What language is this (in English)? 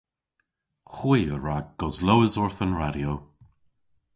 Cornish